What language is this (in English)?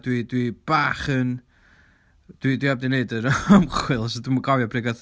Welsh